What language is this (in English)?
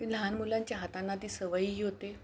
Marathi